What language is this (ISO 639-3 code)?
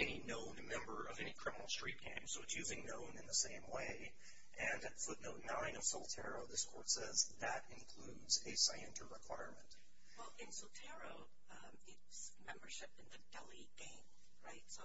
eng